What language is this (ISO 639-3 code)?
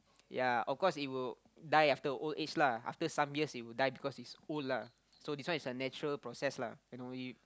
eng